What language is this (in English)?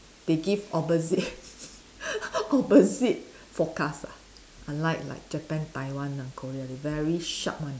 English